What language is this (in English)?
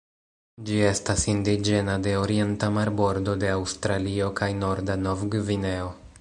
Esperanto